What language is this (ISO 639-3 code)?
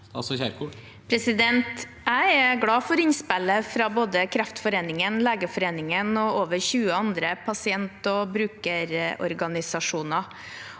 nor